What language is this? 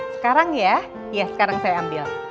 Indonesian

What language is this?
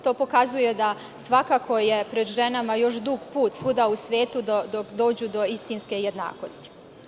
Serbian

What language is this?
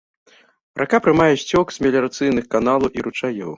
Belarusian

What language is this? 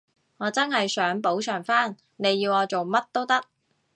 Cantonese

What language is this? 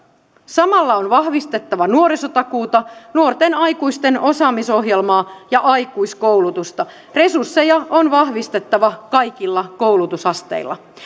Finnish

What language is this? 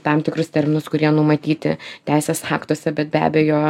Lithuanian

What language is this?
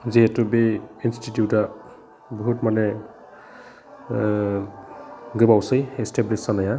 Bodo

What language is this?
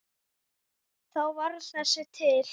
Icelandic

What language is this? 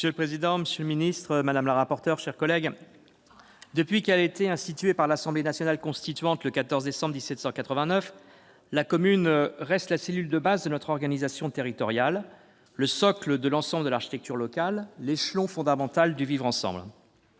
French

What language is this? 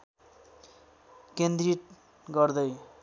Nepali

